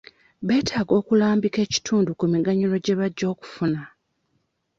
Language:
Ganda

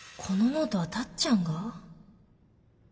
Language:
Japanese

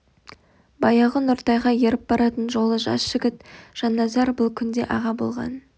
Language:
Kazakh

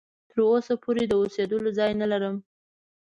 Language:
Pashto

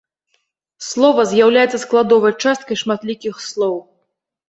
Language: Belarusian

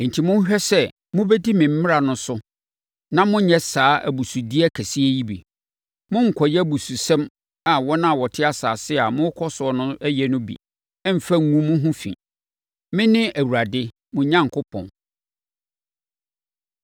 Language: Akan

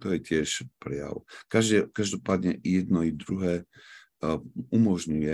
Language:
Slovak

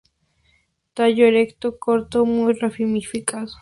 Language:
Spanish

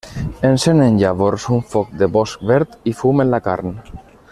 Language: Catalan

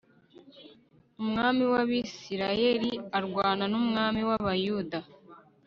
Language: Kinyarwanda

